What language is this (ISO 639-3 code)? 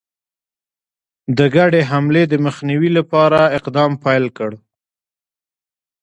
pus